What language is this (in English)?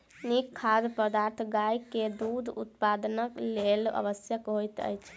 Maithili